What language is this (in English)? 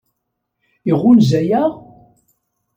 Kabyle